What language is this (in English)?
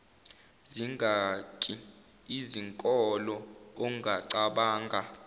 Zulu